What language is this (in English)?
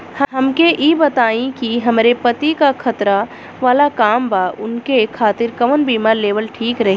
Bhojpuri